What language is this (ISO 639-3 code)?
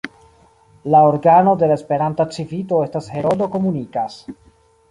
epo